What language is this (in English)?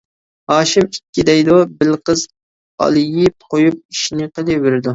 Uyghur